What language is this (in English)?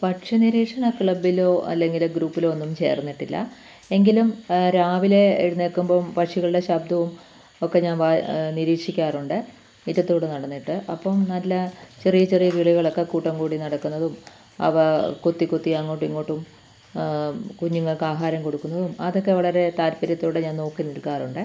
Malayalam